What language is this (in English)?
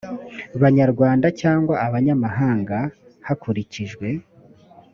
Kinyarwanda